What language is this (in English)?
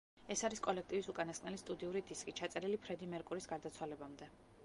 Georgian